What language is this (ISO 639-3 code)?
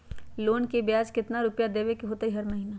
mag